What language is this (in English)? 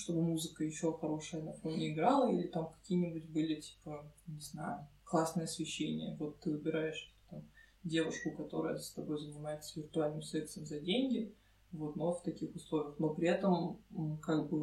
Russian